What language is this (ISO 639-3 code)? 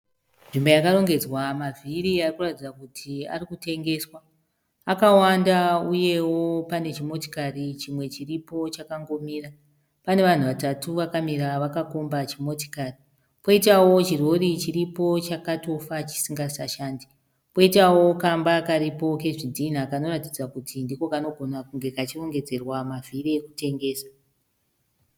sna